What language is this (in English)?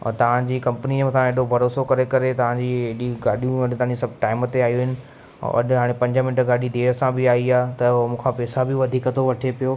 Sindhi